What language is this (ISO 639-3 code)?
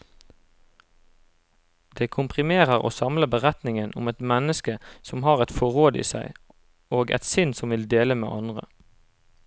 nor